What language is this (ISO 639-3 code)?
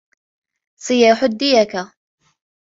ara